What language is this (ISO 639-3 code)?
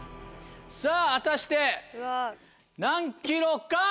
jpn